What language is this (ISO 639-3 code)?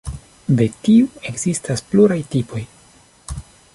epo